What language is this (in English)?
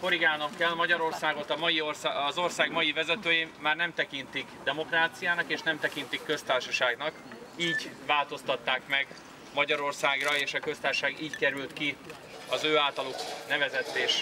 Hungarian